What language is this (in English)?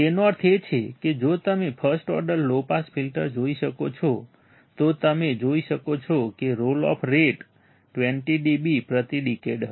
Gujarati